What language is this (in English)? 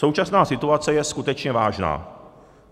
Czech